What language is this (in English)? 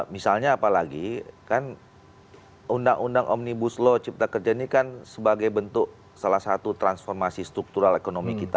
Indonesian